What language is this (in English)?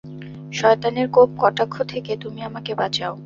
Bangla